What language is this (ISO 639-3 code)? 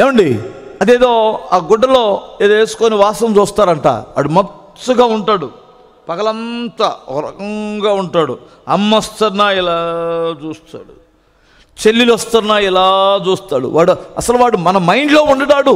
tel